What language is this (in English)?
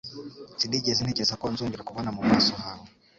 Kinyarwanda